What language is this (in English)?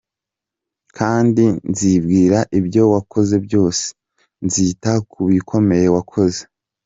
Kinyarwanda